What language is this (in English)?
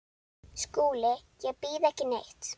Icelandic